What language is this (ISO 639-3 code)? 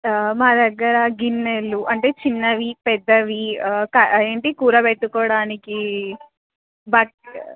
tel